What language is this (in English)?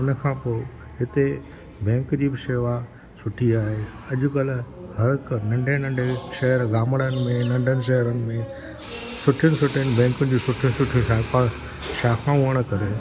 Sindhi